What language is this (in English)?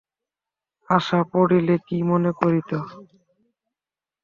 Bangla